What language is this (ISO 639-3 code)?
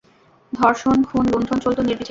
ben